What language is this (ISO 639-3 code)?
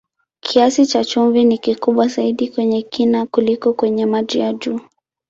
swa